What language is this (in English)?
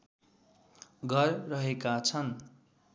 Nepali